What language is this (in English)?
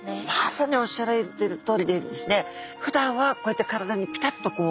Japanese